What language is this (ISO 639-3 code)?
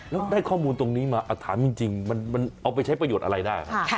tha